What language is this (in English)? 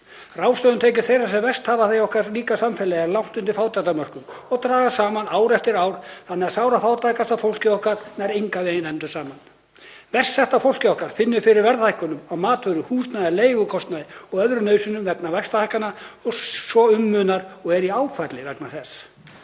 Icelandic